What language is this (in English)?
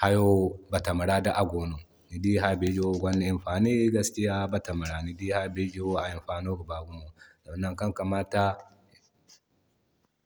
Zarma